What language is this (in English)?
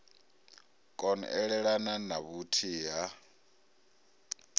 Venda